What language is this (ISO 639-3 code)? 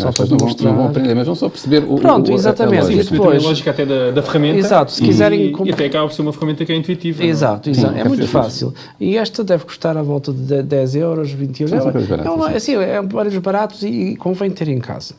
por